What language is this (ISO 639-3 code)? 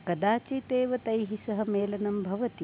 san